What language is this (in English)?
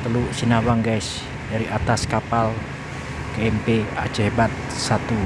Indonesian